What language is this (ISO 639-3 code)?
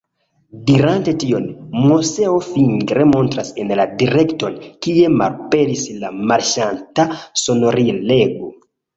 epo